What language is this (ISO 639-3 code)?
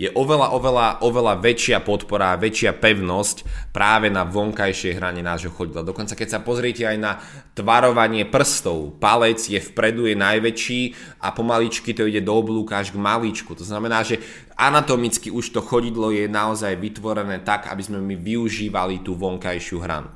slk